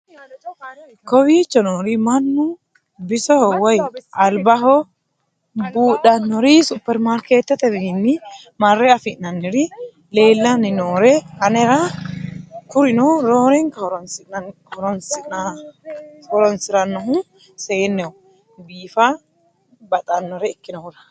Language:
Sidamo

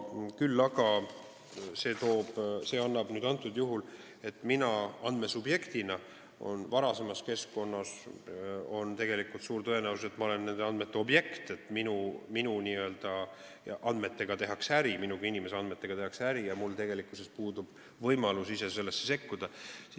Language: Estonian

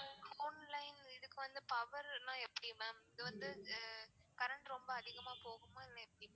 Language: Tamil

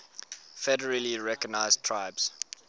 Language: English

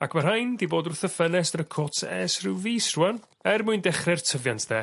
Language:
Welsh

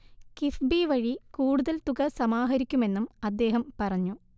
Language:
Malayalam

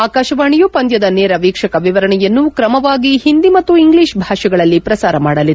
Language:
Kannada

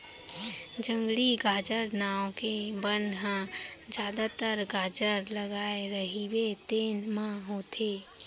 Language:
Chhattisgarhi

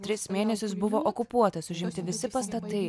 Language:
Lithuanian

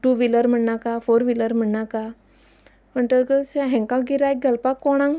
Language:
Konkani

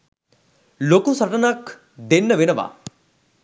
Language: Sinhala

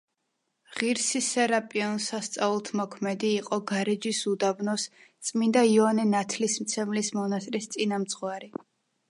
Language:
Georgian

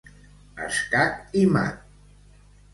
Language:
Catalan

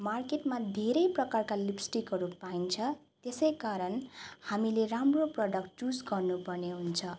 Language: Nepali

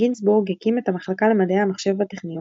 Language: Hebrew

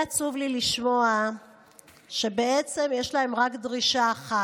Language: Hebrew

